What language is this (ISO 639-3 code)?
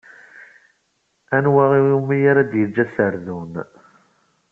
kab